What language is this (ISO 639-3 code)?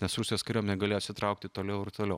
lit